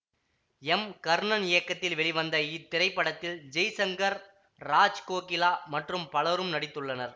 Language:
Tamil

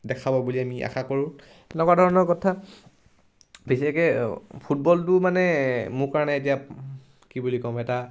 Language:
Assamese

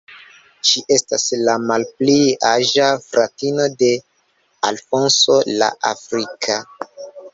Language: Esperanto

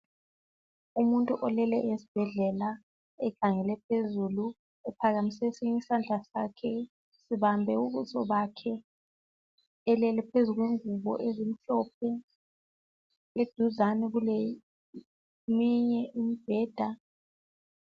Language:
North Ndebele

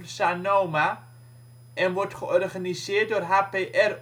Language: Dutch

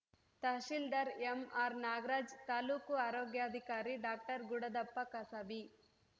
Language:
Kannada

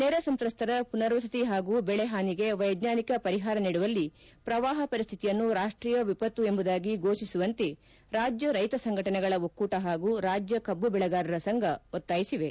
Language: Kannada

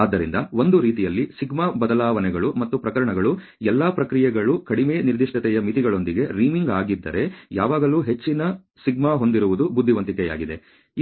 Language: Kannada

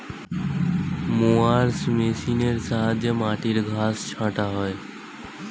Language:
Bangla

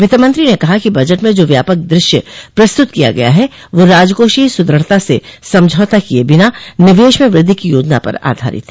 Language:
Hindi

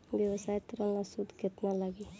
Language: Bhojpuri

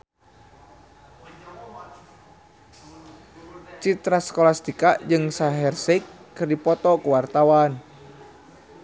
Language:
Sundanese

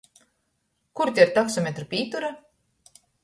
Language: Latgalian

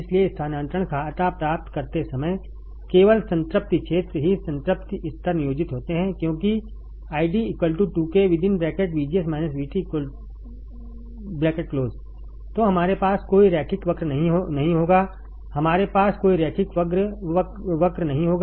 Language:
Hindi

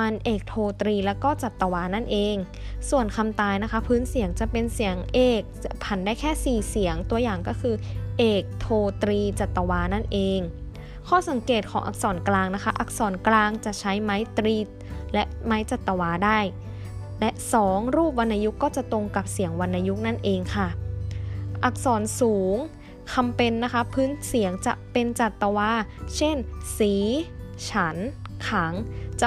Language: Thai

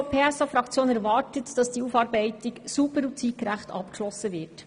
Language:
Swiss German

